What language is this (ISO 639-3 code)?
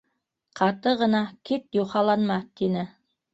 bak